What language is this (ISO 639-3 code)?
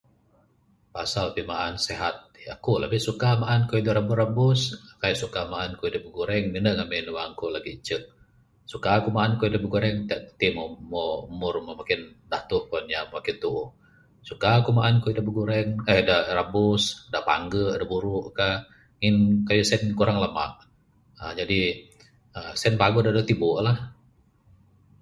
sdo